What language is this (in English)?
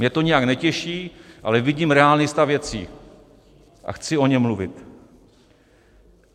Czech